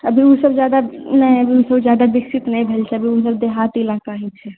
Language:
Maithili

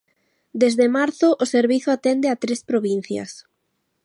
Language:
Galician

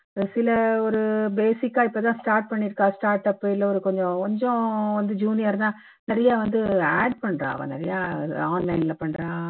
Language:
Tamil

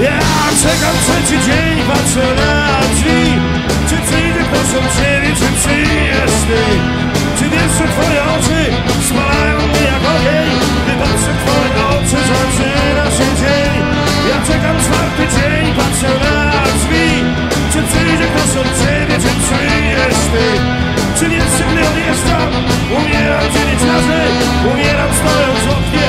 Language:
Polish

